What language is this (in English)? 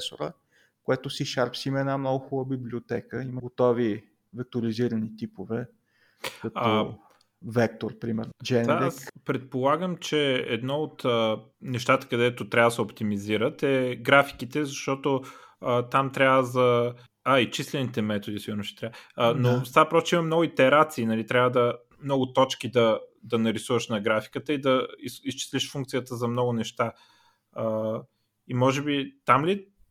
Bulgarian